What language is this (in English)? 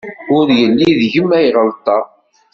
Kabyle